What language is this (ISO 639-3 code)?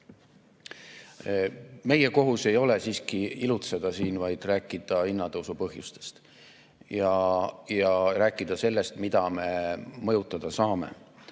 est